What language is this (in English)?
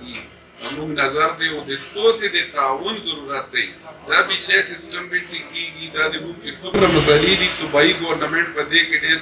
Romanian